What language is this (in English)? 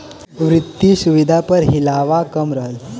Bhojpuri